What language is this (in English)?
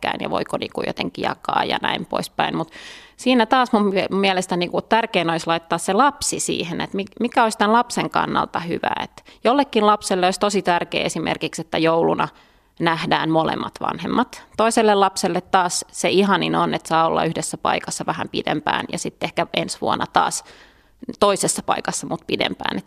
Finnish